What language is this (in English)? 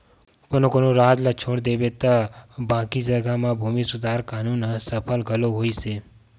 Chhattisgarhi